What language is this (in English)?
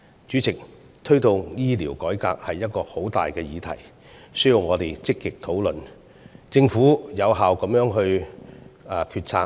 Cantonese